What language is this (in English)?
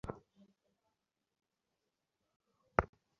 Bangla